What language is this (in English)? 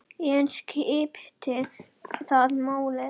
Icelandic